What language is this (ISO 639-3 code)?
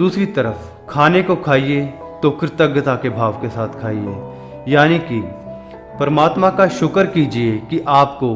hin